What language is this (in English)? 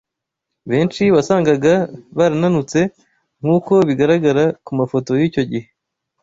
Kinyarwanda